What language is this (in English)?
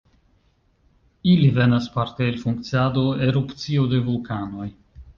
Esperanto